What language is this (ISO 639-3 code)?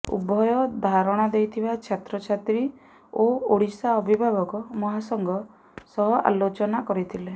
ori